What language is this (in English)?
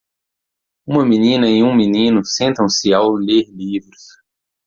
Portuguese